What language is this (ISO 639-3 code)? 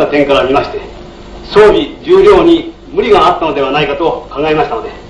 jpn